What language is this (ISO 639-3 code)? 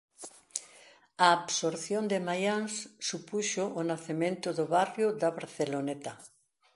glg